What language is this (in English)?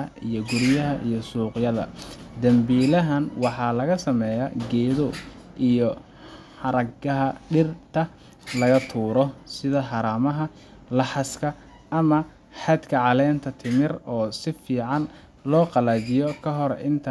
Somali